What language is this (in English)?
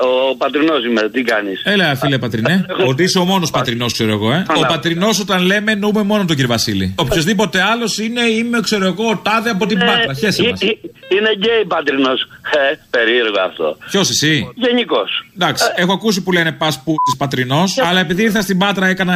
Greek